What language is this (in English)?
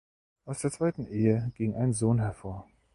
German